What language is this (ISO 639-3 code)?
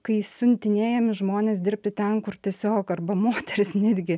lit